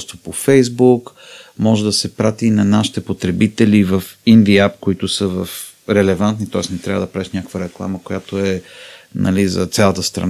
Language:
Bulgarian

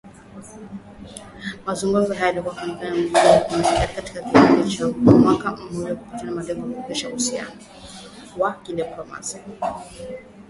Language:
Swahili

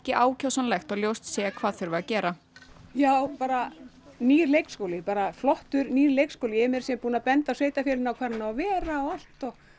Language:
Icelandic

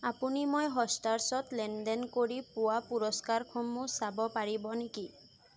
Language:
Assamese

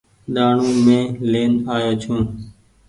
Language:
Goaria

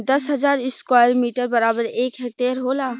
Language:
Bhojpuri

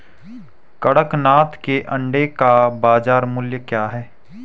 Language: Hindi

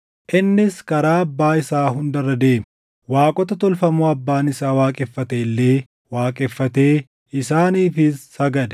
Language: Oromo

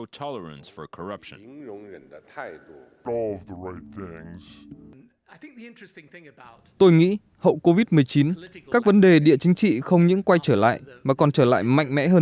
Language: Vietnamese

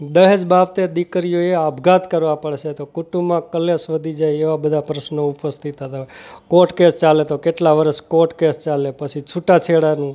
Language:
Gujarati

